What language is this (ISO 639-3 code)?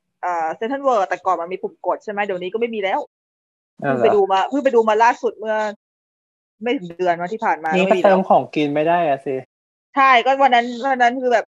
tha